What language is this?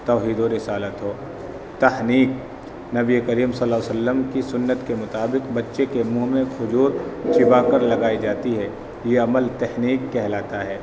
Urdu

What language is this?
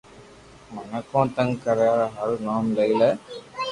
Loarki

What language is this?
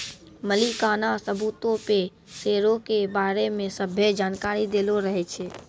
Maithili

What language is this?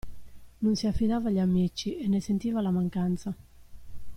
Italian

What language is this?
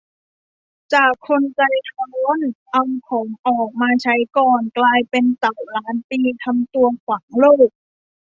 Thai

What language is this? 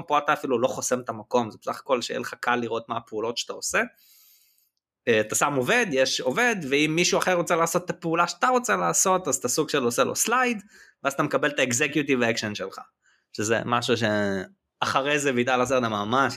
Hebrew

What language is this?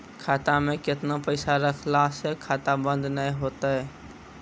Maithili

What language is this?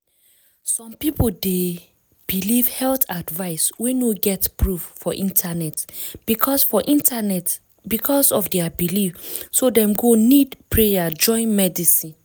Nigerian Pidgin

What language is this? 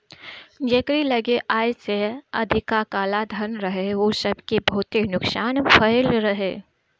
Bhojpuri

